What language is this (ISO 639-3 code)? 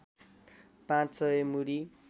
nep